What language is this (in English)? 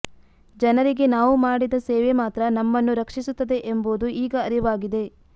Kannada